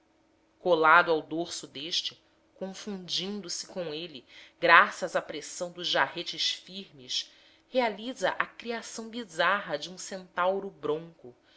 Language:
Portuguese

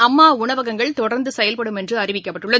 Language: Tamil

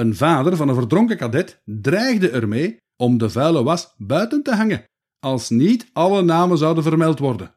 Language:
Dutch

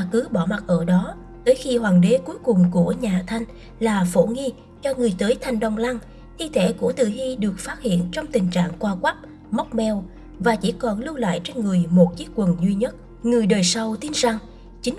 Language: Vietnamese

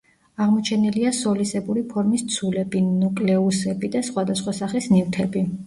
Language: Georgian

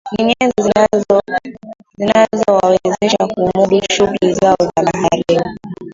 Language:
Swahili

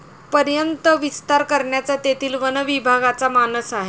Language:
Marathi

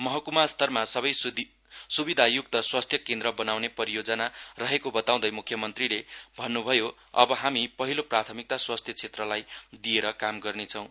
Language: Nepali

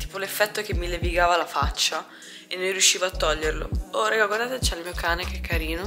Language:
Italian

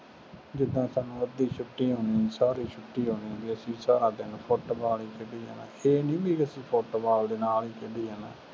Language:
Punjabi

